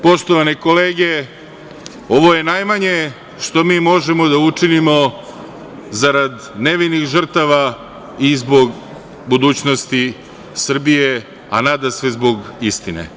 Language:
Serbian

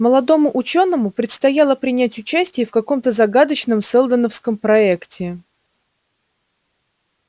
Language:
Russian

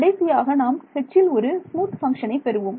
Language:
Tamil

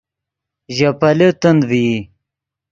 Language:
Yidgha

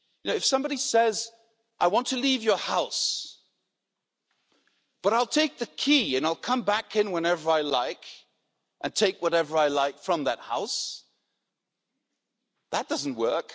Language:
English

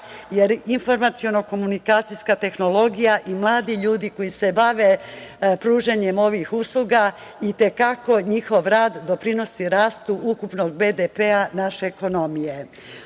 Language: Serbian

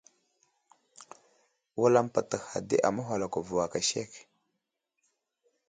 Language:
Wuzlam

